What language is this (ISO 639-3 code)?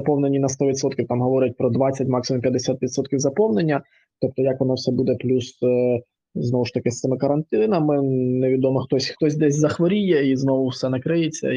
ukr